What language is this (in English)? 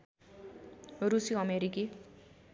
Nepali